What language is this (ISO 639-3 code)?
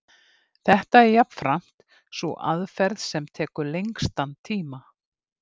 isl